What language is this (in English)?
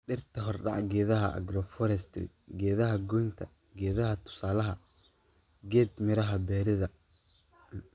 Somali